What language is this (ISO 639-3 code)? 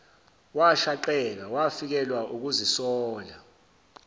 zul